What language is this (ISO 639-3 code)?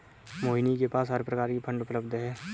hin